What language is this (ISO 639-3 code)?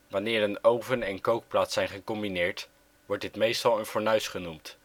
nld